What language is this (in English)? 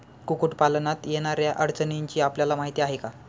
Marathi